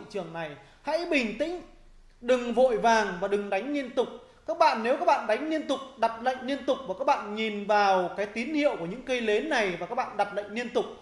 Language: Vietnamese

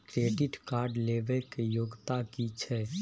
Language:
Maithili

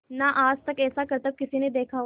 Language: Hindi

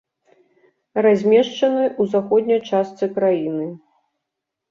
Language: Belarusian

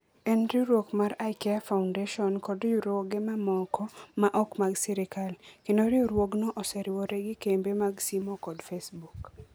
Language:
Luo (Kenya and Tanzania)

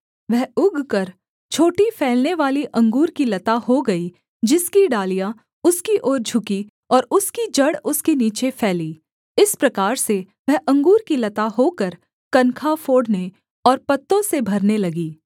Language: Hindi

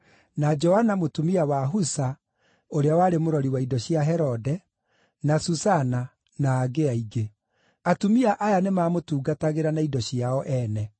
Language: Kikuyu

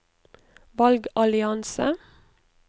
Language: Norwegian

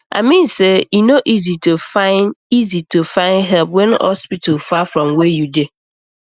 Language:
Nigerian Pidgin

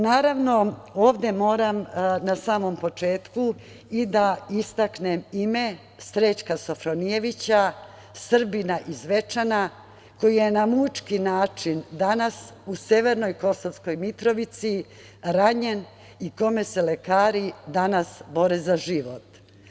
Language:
Serbian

